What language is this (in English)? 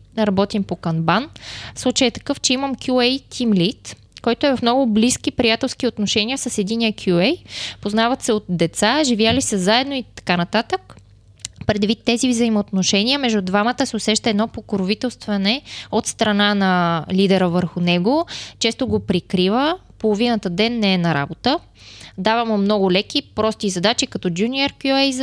Bulgarian